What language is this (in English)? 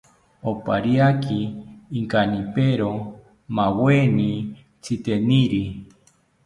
South Ucayali Ashéninka